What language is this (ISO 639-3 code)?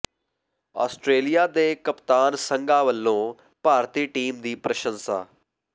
pan